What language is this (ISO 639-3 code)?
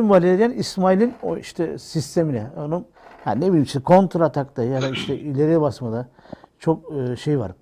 tur